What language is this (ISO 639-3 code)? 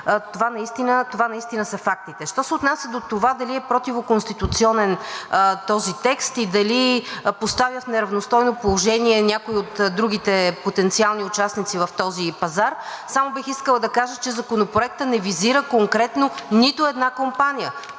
bul